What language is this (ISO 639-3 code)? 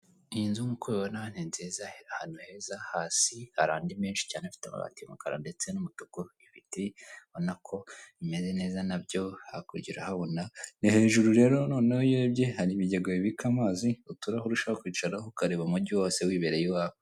kin